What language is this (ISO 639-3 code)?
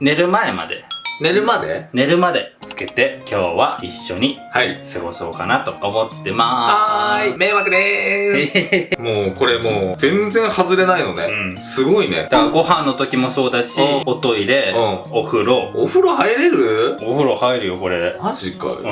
jpn